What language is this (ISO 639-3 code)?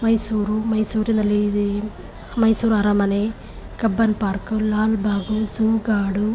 kan